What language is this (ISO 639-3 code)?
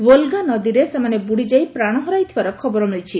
ori